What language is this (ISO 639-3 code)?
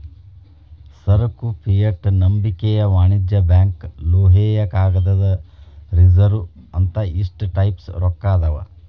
kan